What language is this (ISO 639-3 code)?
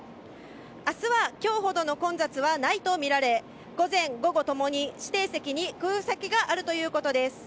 jpn